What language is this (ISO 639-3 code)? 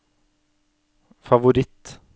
nor